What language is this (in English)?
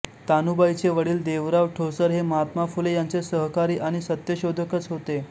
Marathi